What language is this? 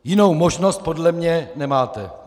Czech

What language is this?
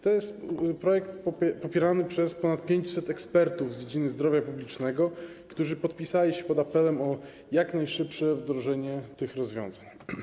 Polish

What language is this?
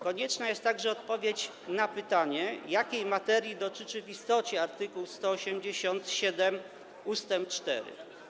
Polish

